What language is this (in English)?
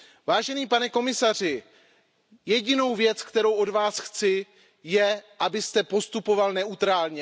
Czech